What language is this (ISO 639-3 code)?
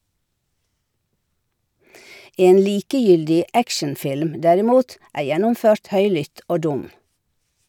nor